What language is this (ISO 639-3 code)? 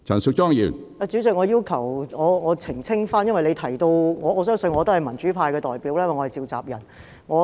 yue